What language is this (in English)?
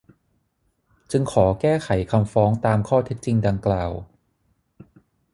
Thai